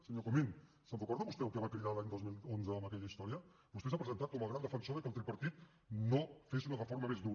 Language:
Catalan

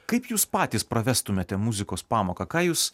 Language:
Lithuanian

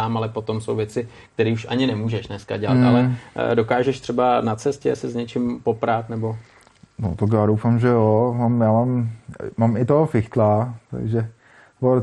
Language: Czech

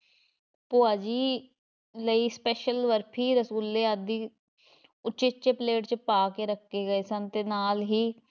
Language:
Punjabi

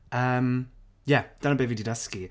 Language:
Welsh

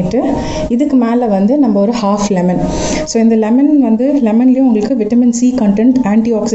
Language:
Hindi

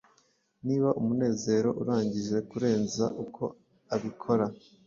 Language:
Kinyarwanda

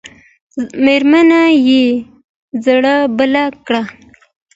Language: Pashto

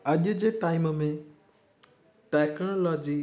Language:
Sindhi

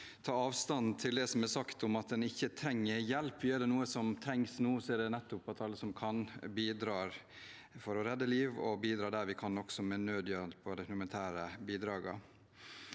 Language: Norwegian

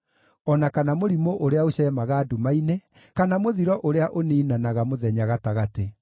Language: Kikuyu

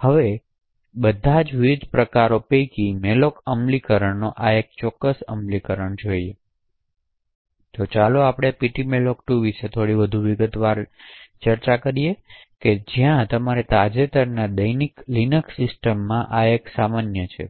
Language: Gujarati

